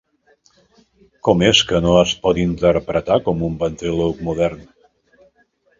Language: Catalan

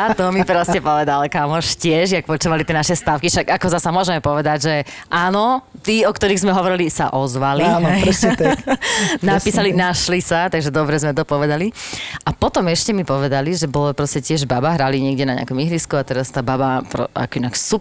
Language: Slovak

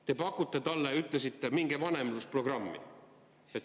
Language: Estonian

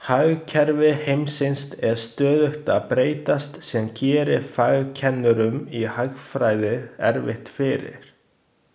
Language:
Icelandic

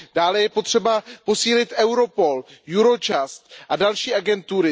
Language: Czech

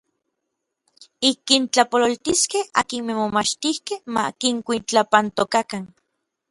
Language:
Orizaba Nahuatl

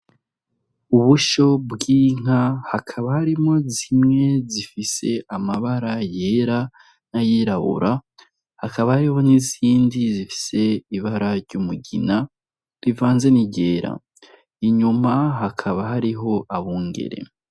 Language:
Rundi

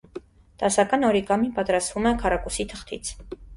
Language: Armenian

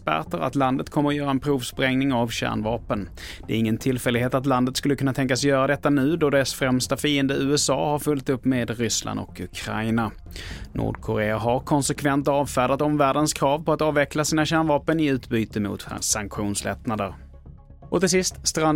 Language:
Swedish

